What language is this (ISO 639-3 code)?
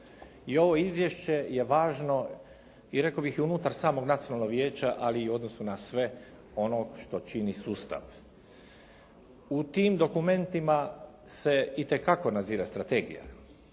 hrv